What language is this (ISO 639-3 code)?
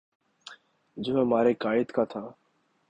urd